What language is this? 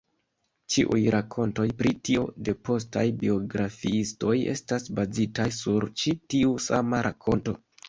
Esperanto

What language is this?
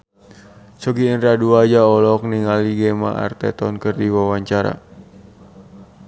Sundanese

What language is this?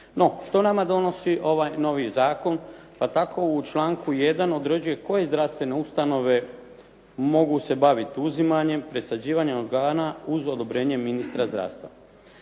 Croatian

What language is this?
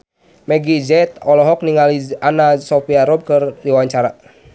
Sundanese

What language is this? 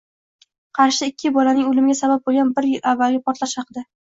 Uzbek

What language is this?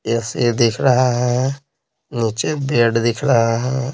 Hindi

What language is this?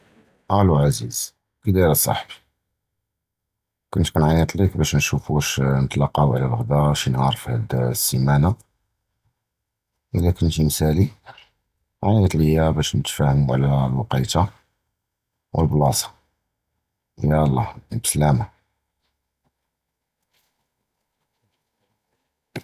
Judeo-Arabic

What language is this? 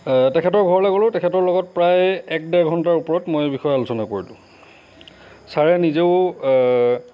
Assamese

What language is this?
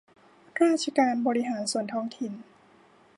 Thai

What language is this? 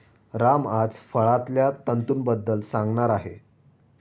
Marathi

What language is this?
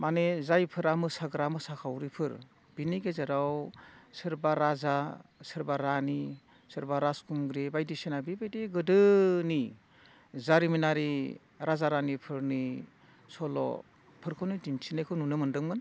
Bodo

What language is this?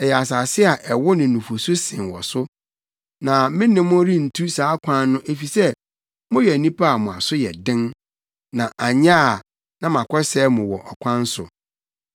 Akan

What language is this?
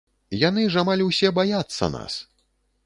Belarusian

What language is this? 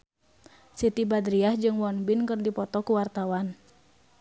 Sundanese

